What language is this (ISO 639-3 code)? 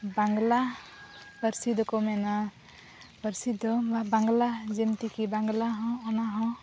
sat